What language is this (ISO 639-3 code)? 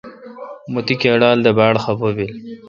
xka